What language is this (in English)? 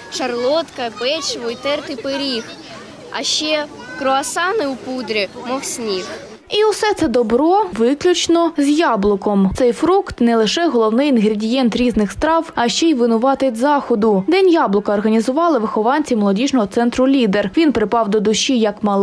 Ukrainian